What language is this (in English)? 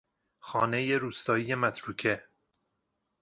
Persian